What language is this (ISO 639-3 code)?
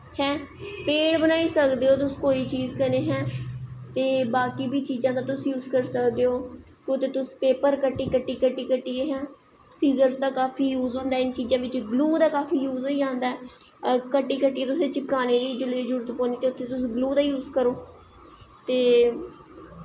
doi